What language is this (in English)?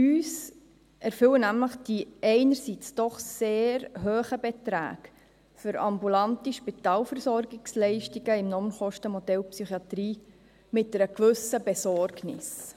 Swiss German